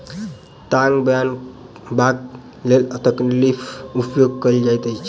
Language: Maithili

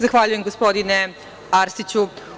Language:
Serbian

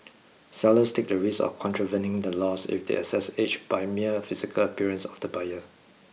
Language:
English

